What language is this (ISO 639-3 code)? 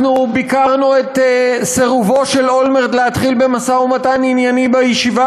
heb